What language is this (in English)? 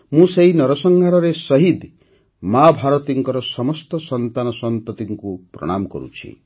Odia